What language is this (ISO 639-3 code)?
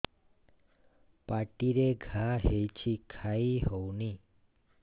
ori